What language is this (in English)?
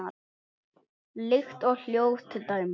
Icelandic